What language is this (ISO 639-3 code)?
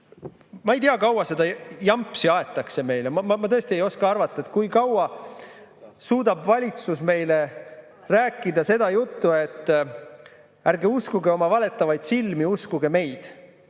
est